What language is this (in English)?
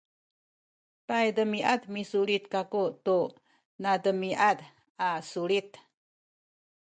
Sakizaya